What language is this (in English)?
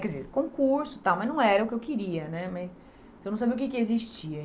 Portuguese